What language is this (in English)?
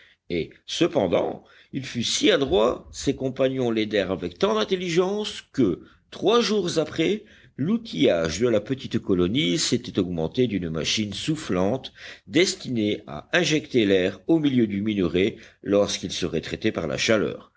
French